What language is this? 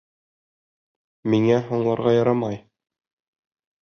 Bashkir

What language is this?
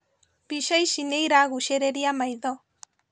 Kikuyu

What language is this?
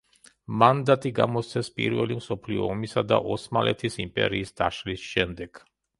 Georgian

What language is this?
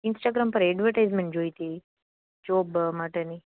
Gujarati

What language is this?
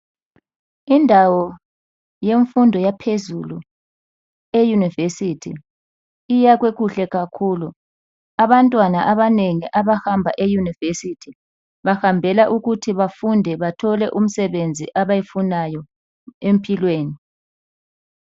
North Ndebele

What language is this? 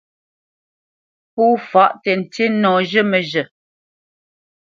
Bamenyam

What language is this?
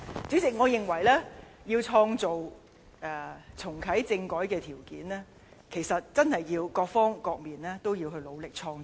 Cantonese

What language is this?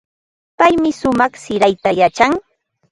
Ambo-Pasco Quechua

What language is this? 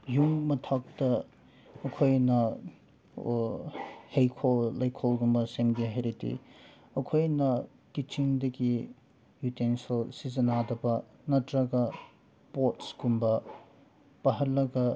Manipuri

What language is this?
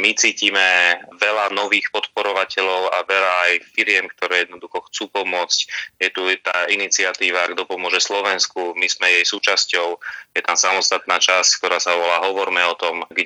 Slovak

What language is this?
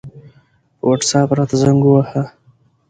Pashto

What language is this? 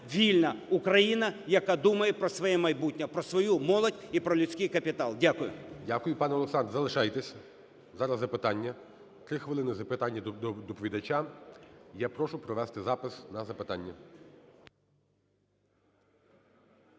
Ukrainian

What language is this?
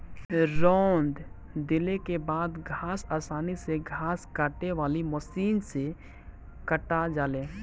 Bhojpuri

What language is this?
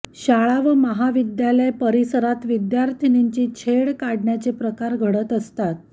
Marathi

